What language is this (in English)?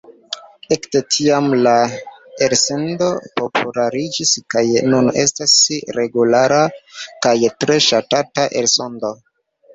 Esperanto